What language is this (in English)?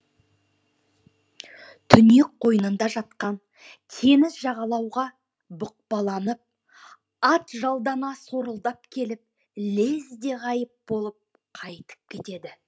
Kazakh